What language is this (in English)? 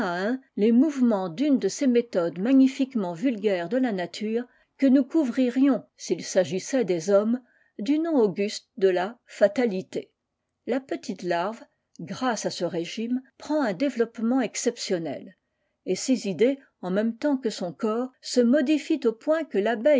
French